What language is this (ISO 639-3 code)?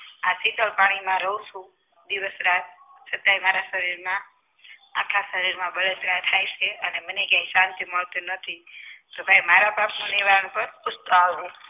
guj